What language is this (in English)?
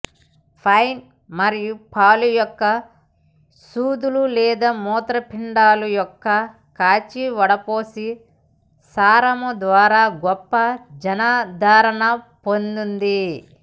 Telugu